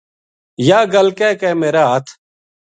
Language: Gujari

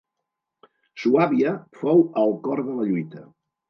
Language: Catalan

